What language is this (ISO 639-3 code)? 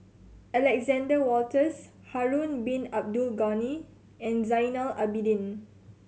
eng